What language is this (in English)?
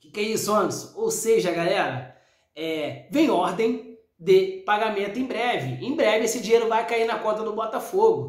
Portuguese